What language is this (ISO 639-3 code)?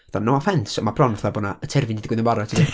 cym